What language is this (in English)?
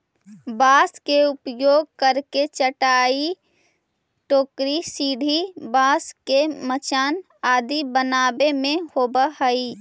Magahi